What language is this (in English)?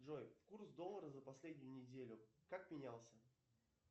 Russian